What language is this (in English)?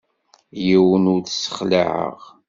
Kabyle